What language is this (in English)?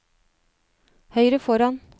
Norwegian